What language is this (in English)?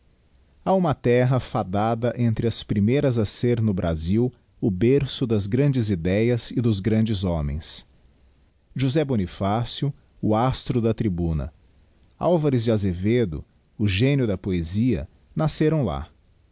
Portuguese